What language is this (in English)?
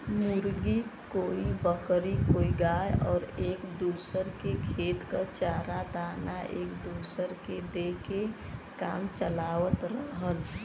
Bhojpuri